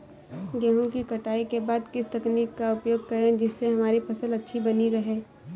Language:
Hindi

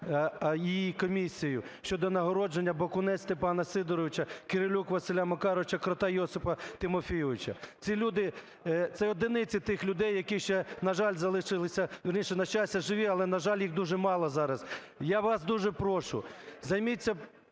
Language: Ukrainian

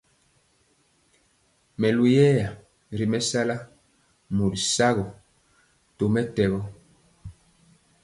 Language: Mpiemo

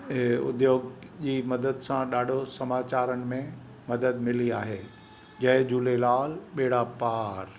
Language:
Sindhi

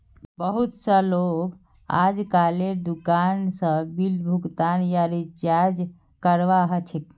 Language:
Magahi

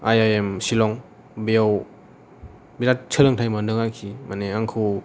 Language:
Bodo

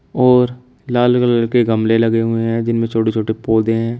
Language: Hindi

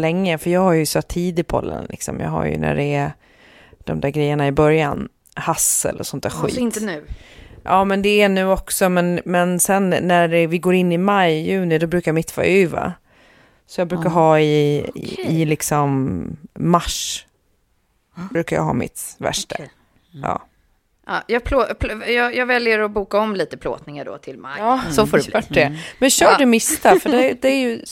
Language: Swedish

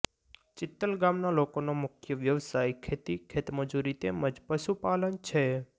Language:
Gujarati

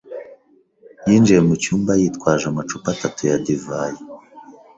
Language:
Kinyarwanda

